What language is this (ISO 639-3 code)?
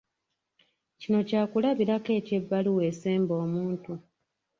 lug